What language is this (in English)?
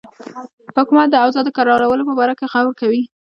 Pashto